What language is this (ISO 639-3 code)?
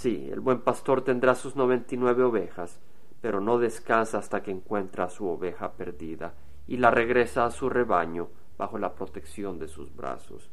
spa